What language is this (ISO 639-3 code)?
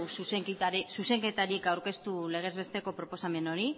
eus